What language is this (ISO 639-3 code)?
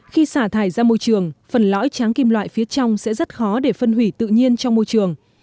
vie